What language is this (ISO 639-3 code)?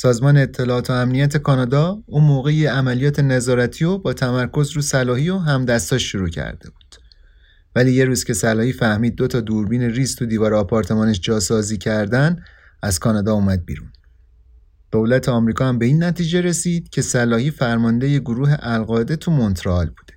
fas